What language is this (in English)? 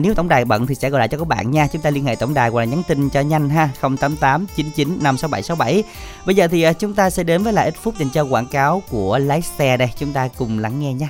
Vietnamese